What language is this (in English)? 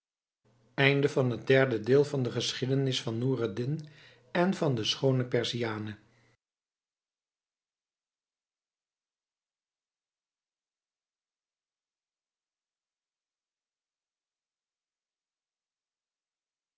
Dutch